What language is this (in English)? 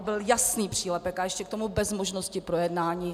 Czech